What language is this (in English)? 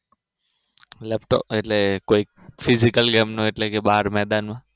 Gujarati